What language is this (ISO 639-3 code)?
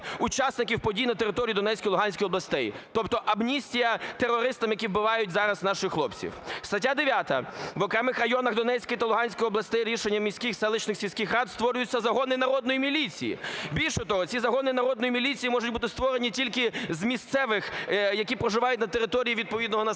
ukr